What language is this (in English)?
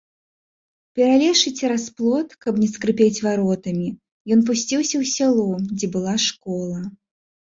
Belarusian